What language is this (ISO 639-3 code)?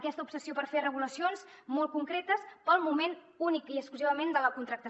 cat